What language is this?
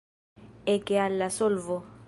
Esperanto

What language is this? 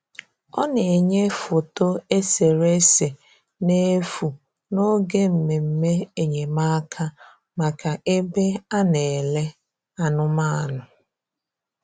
Igbo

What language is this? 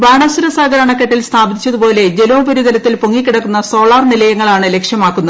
Malayalam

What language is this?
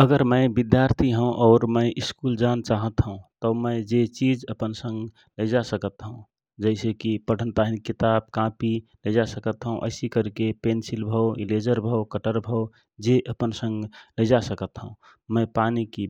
Rana Tharu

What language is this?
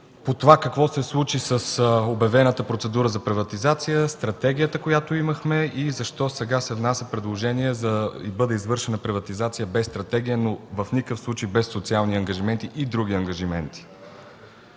Bulgarian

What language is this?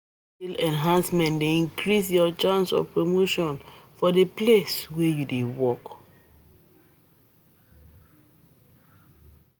Nigerian Pidgin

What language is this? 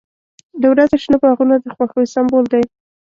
Pashto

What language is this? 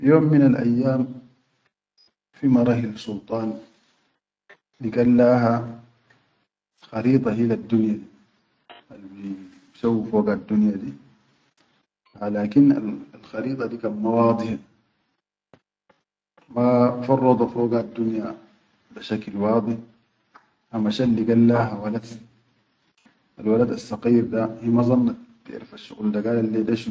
Chadian Arabic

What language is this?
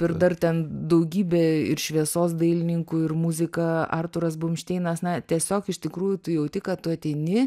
Lithuanian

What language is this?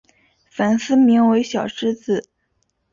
Chinese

